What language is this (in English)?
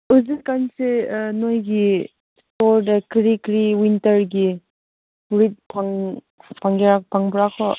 Manipuri